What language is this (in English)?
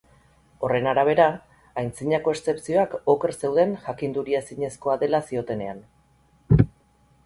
Basque